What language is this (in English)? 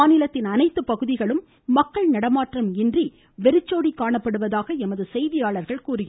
Tamil